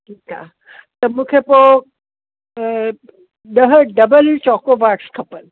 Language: Sindhi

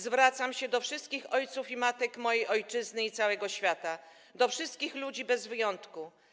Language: Polish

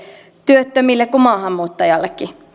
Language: Finnish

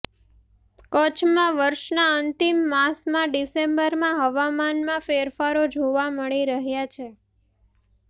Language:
Gujarati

